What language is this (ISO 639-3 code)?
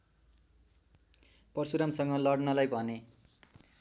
nep